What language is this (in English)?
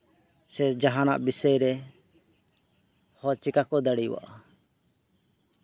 Santali